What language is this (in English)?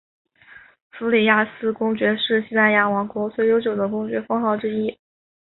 Chinese